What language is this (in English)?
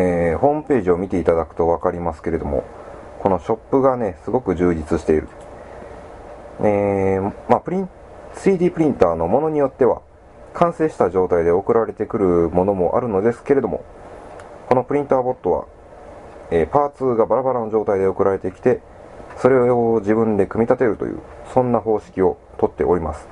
Japanese